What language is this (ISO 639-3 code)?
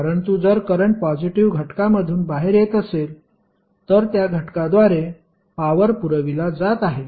mar